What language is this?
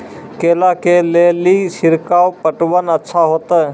Maithili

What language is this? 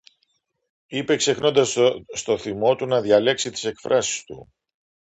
Greek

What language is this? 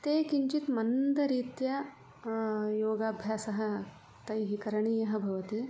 Sanskrit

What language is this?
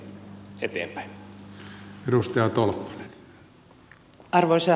Finnish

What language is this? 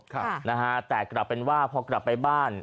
Thai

